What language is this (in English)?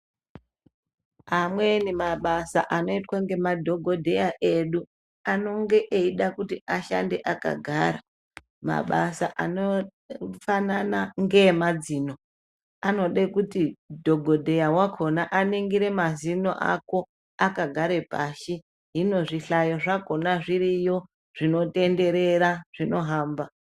Ndau